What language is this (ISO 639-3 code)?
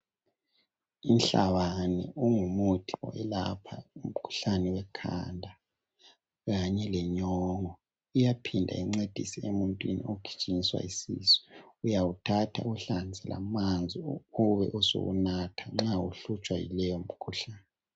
nde